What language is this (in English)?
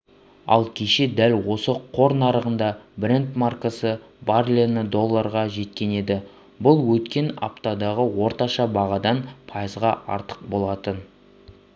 Kazakh